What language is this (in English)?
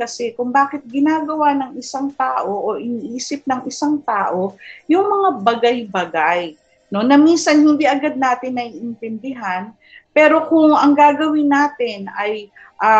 Filipino